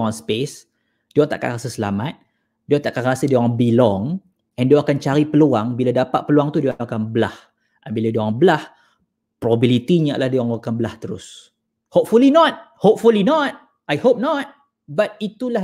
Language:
Malay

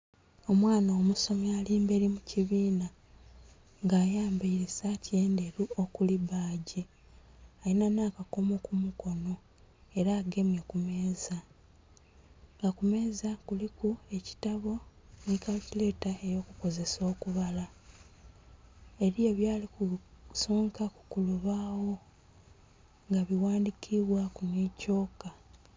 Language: Soga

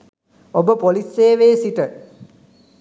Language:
Sinhala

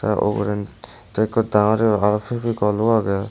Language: Chakma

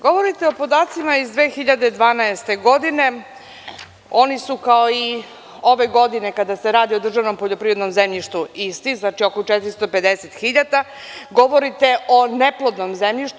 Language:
Serbian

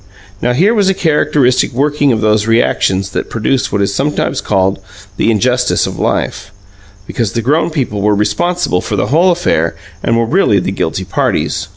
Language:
English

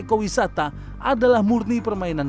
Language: Indonesian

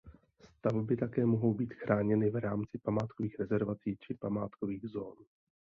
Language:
Czech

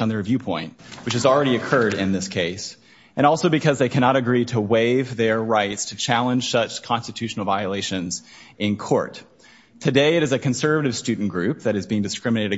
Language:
English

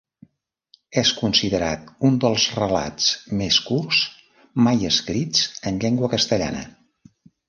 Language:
Catalan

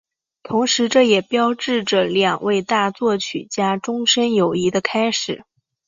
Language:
Chinese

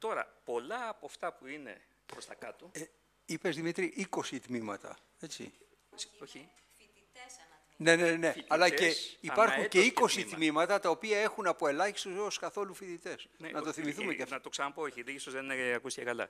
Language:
Greek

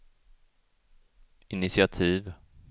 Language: Swedish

